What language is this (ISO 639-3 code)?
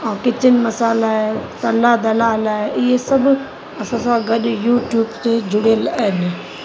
snd